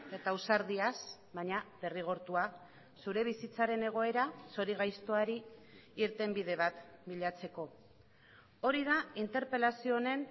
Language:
Basque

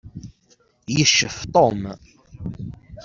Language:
Kabyle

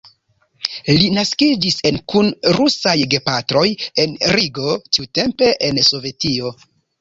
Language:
Esperanto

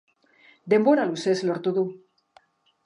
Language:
Basque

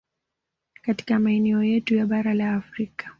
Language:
Swahili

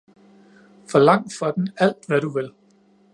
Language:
Danish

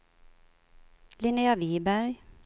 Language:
Swedish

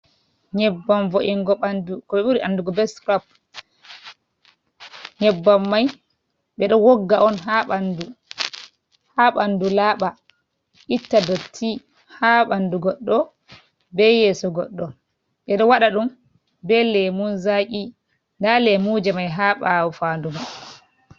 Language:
Fula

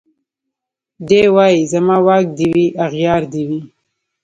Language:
Pashto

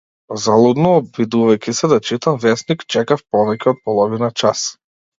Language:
Macedonian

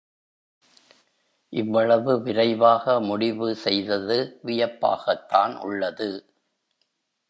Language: Tamil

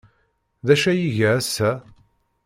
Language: Kabyle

